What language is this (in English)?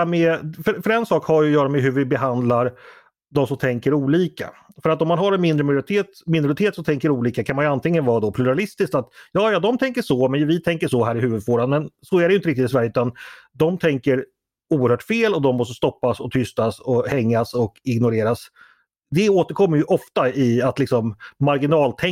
Swedish